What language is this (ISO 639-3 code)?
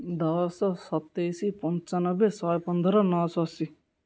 ori